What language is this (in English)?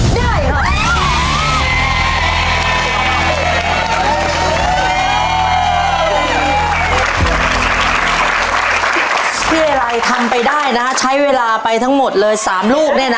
Thai